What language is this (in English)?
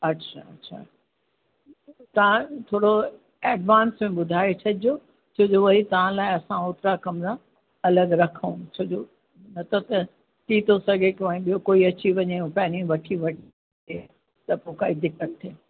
Sindhi